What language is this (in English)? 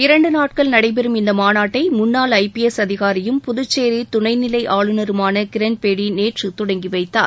Tamil